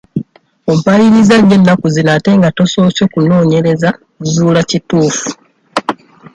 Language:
Ganda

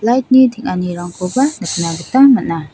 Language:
Garo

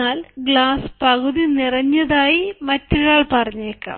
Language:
Malayalam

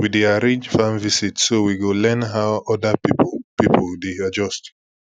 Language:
Nigerian Pidgin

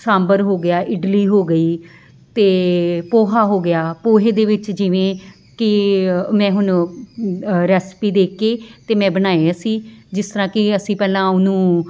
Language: Punjabi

